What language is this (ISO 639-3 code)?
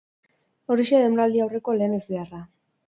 eus